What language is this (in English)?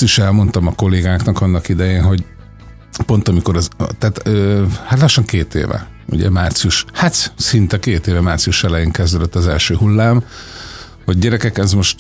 Hungarian